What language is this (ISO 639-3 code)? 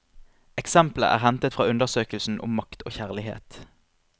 nor